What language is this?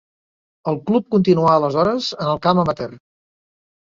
Catalan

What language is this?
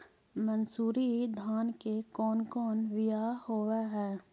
Magahi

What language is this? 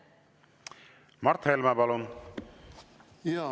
Estonian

